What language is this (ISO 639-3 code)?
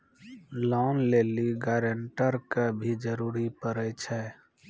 mai